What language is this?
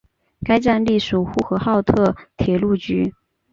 Chinese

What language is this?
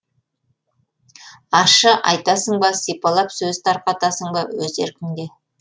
Kazakh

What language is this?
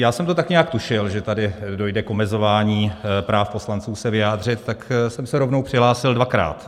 Czech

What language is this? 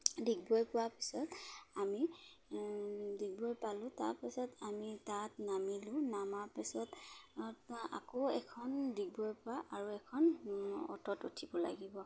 Assamese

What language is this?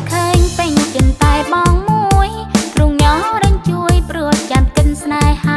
Thai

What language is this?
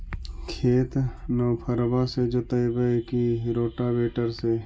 Magahi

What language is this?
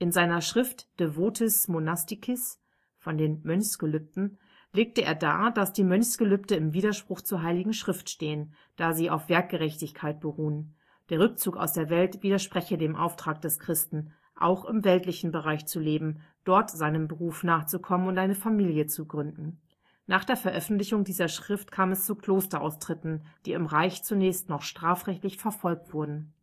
German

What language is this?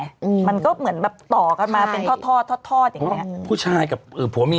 Thai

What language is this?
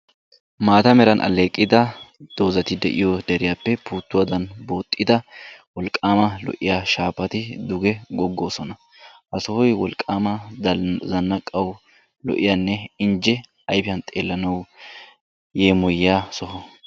Wolaytta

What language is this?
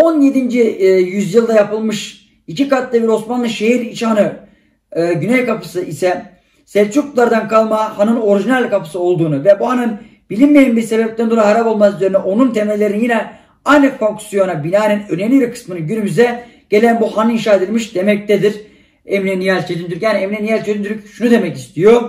Turkish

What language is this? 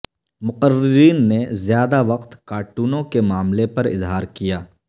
Urdu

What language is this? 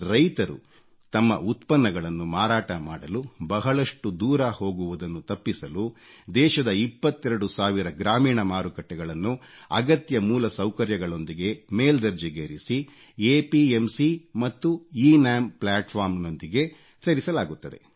Kannada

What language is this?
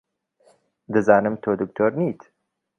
Central Kurdish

